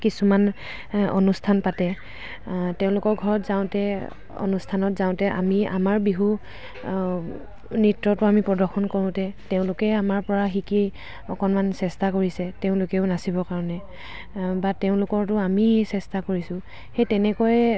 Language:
Assamese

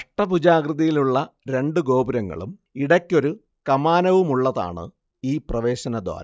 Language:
Malayalam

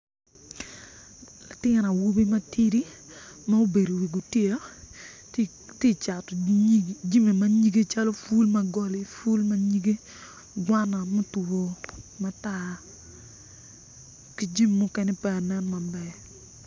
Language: Acoli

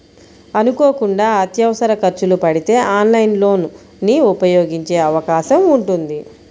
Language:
Telugu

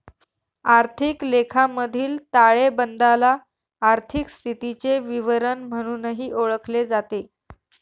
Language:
Marathi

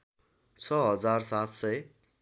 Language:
Nepali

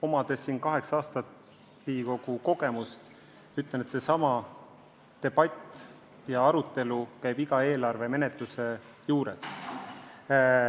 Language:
Estonian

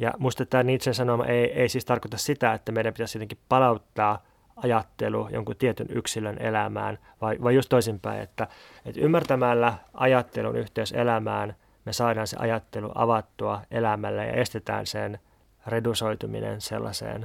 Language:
Finnish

